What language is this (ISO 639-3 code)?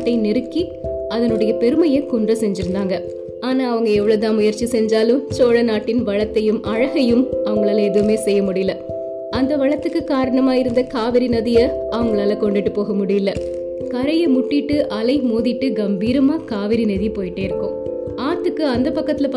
tam